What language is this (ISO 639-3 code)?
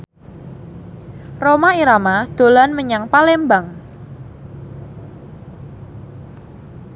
jav